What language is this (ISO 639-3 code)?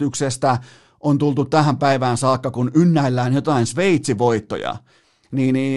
fin